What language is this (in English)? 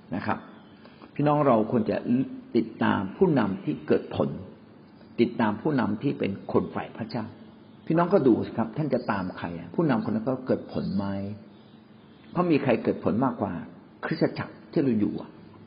Thai